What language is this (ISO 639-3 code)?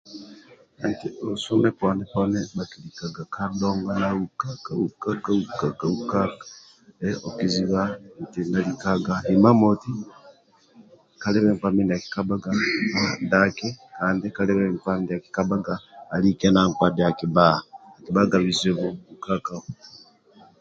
rwm